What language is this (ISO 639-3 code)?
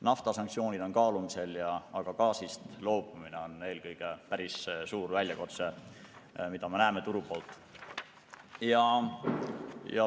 est